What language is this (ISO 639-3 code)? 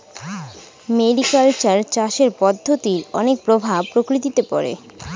ben